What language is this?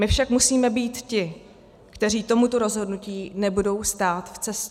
Czech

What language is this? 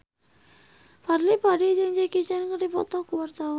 Sundanese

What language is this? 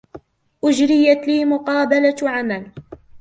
Arabic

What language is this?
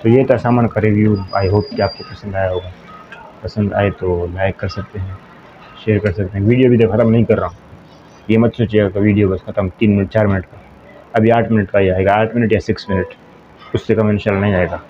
Hindi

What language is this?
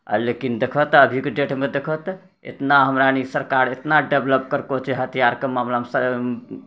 Maithili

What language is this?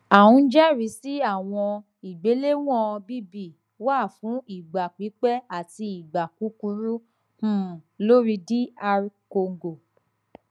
Yoruba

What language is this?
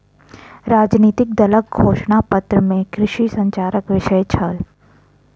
Maithili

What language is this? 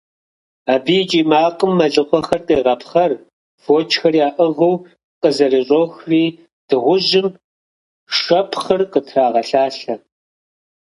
Kabardian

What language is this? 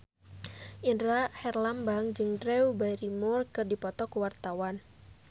Sundanese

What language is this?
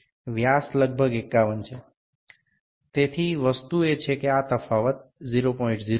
Bangla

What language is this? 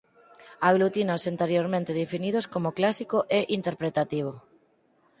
Galician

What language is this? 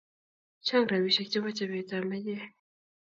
Kalenjin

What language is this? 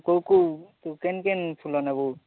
Odia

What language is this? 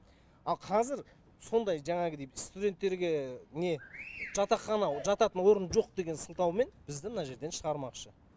Kazakh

